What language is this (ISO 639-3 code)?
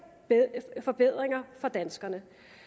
dan